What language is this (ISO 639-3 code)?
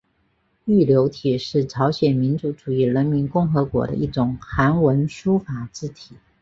zho